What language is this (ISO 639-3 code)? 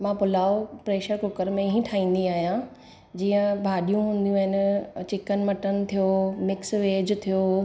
snd